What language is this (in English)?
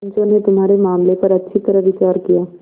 Hindi